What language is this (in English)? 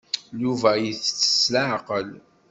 Kabyle